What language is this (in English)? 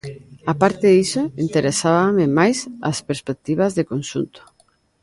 Galician